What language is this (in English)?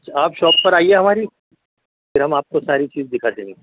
Urdu